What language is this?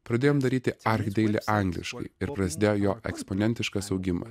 Lithuanian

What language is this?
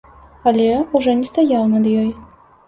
Belarusian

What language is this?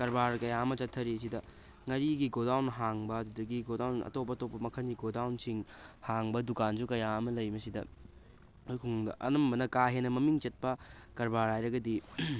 Manipuri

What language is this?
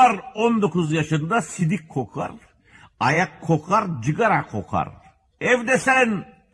Turkish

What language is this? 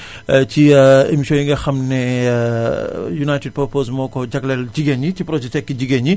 Wolof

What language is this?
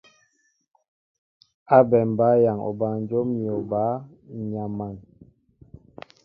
Mbo (Cameroon)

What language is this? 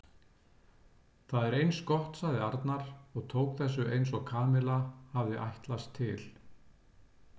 Icelandic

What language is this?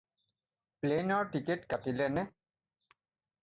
Assamese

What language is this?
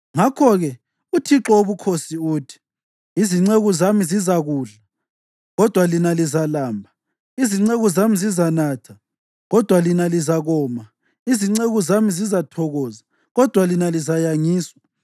North Ndebele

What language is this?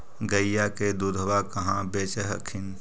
Magahi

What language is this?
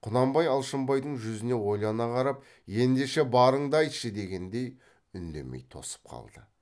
Kazakh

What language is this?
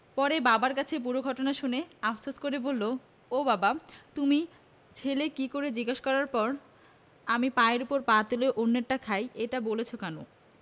Bangla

